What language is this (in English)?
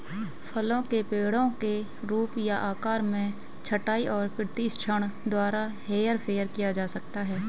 Hindi